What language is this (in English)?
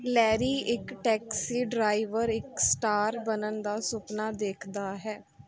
Punjabi